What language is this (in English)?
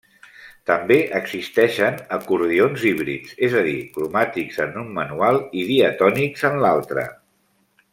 Catalan